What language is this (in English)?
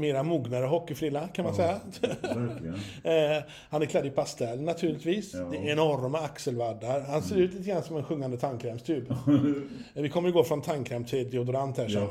Swedish